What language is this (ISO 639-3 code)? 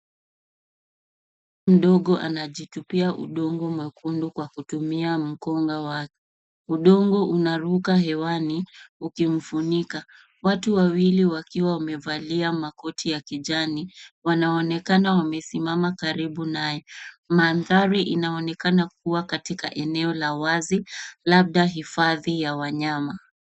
swa